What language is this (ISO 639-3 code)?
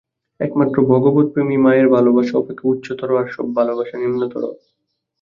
ben